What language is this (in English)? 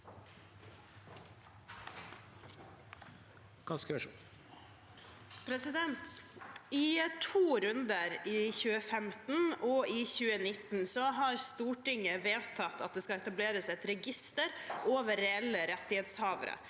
Norwegian